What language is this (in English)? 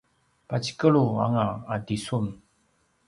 Paiwan